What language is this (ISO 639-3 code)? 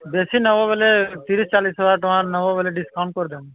ori